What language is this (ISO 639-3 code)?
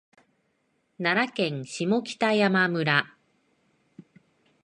jpn